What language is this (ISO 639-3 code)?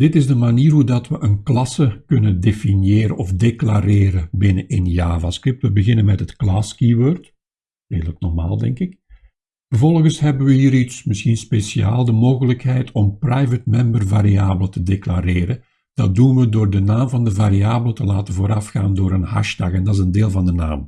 nld